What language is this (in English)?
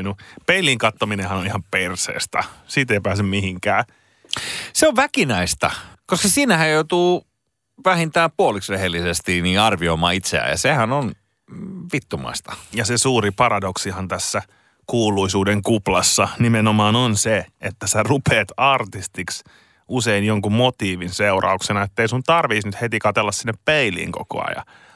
Finnish